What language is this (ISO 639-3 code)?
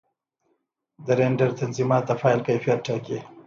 pus